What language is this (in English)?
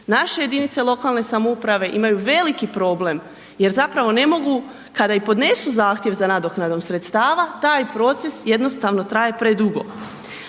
Croatian